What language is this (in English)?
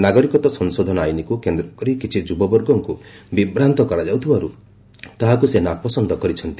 Odia